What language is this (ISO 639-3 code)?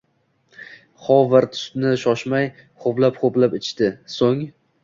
uzb